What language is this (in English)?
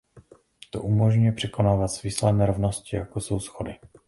Czech